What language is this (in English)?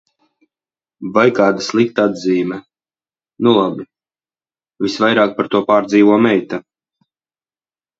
Latvian